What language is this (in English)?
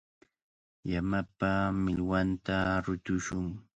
Cajatambo North Lima Quechua